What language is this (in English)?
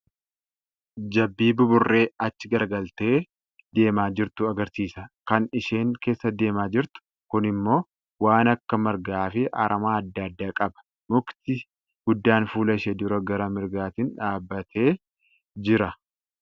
Oromo